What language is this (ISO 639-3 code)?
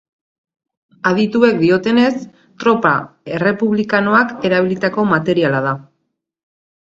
eus